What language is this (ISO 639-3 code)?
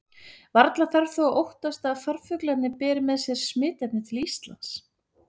isl